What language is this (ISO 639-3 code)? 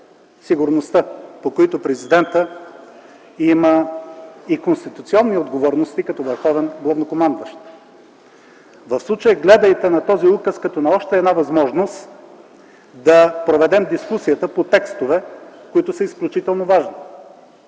bul